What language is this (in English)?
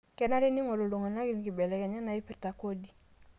Masai